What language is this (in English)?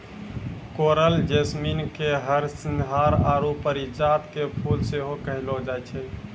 Maithili